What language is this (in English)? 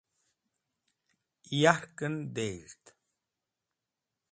Wakhi